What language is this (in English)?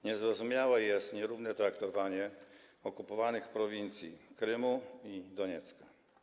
Polish